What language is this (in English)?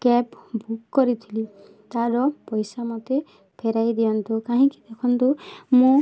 Odia